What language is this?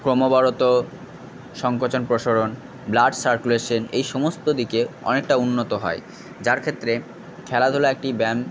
Bangla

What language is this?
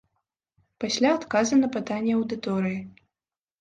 Belarusian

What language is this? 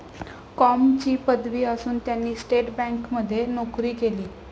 Marathi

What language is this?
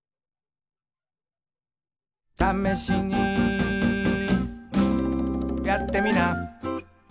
Japanese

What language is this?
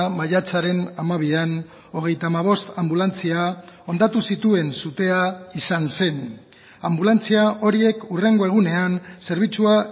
Basque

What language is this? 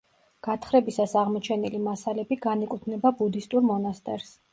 Georgian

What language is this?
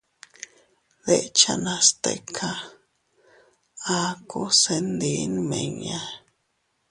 Teutila Cuicatec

